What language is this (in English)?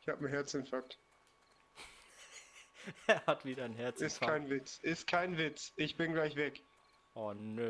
German